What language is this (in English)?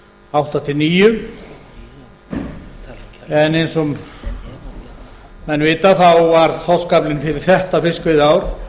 Icelandic